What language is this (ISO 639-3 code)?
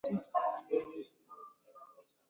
ibo